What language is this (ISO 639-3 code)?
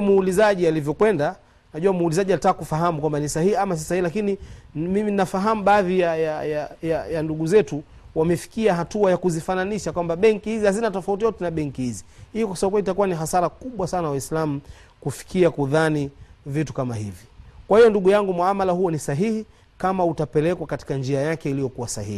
swa